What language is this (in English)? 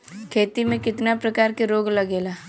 Bhojpuri